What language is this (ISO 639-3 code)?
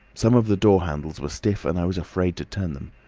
eng